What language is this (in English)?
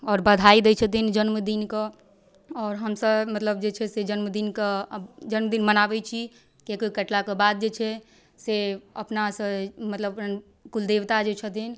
Maithili